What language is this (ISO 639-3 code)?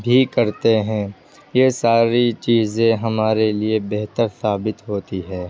urd